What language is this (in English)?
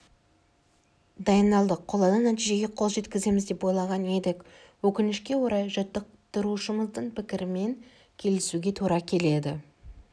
Kazakh